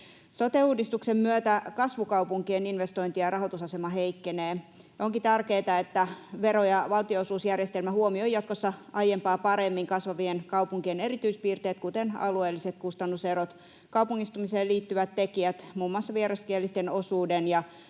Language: Finnish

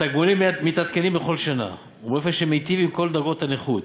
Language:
Hebrew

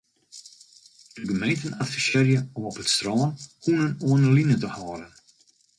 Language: Western Frisian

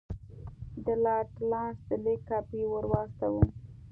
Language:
Pashto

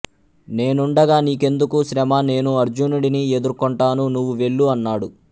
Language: Telugu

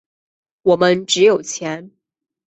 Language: Chinese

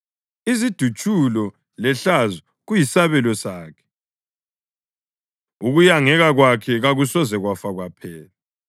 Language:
North Ndebele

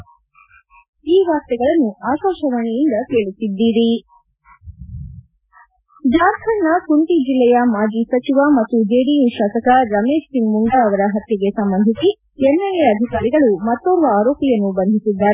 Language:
Kannada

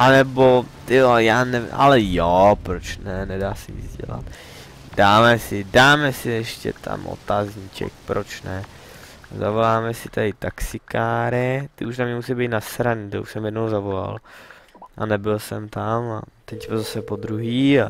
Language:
Czech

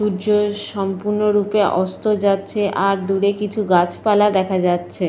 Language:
Bangla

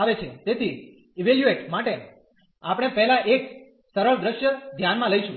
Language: Gujarati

